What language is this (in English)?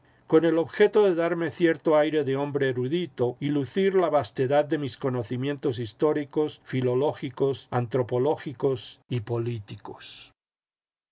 Spanish